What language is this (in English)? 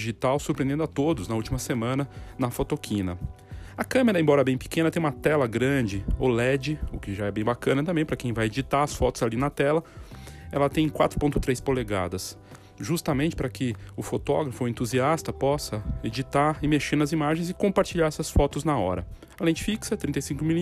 Portuguese